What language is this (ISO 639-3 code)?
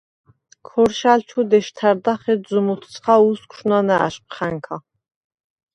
sva